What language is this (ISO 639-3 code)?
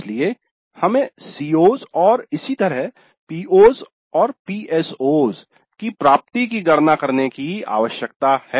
hin